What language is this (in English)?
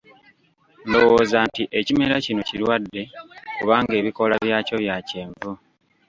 Ganda